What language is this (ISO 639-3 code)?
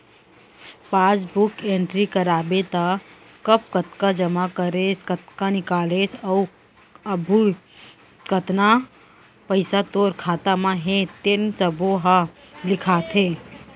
hne